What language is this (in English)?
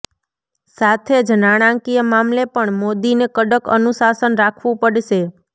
Gujarati